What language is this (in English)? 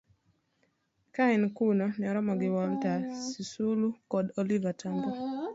Luo (Kenya and Tanzania)